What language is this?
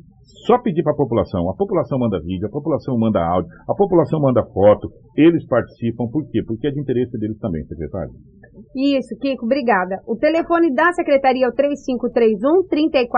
Portuguese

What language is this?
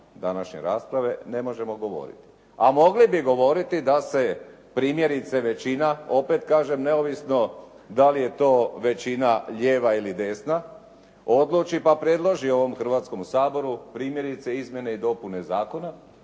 Croatian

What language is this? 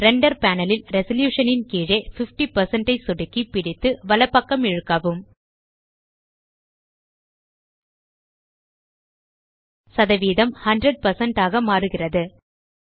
Tamil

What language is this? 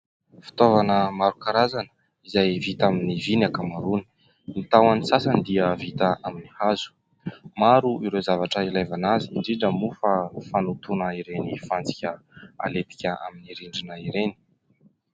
Malagasy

